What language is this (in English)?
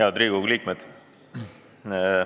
Estonian